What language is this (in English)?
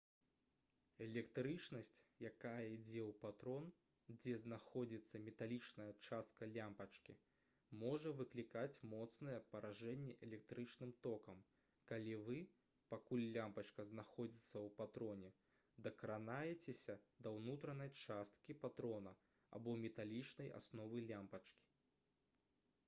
Belarusian